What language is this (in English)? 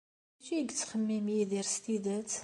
Kabyle